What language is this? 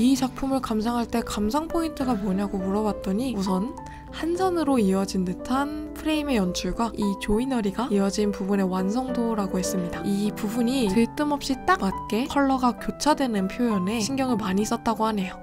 Korean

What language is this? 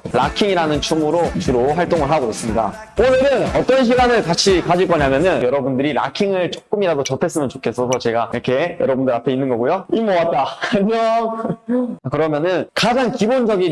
Korean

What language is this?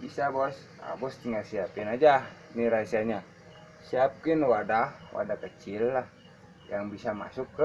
Indonesian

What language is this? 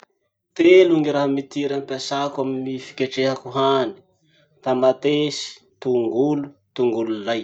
Masikoro Malagasy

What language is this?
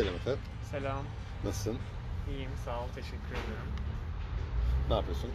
Turkish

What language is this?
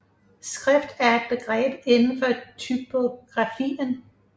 Danish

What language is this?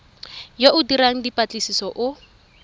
Tswana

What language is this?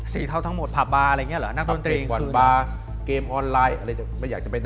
Thai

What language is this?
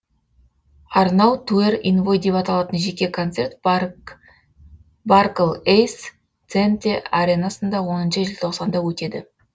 Kazakh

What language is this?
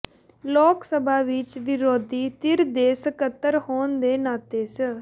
Punjabi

